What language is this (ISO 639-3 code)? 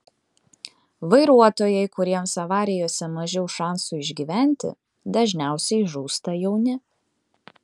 lit